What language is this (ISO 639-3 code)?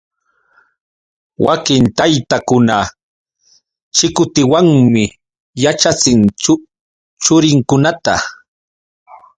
qux